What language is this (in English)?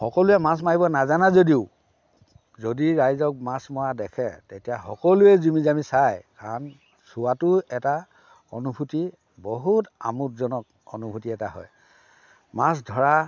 Assamese